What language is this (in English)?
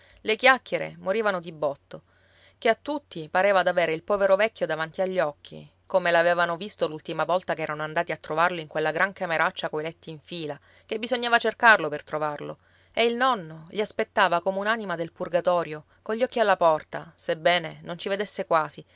Italian